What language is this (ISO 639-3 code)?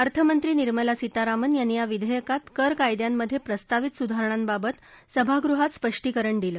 mar